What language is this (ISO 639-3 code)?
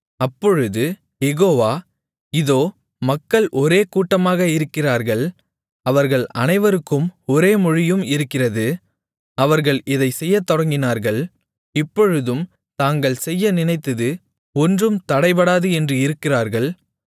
tam